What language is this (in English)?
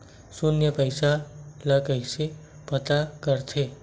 Chhattisgarhi